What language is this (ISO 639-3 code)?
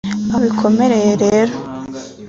kin